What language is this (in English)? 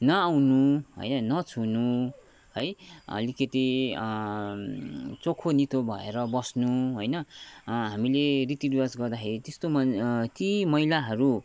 Nepali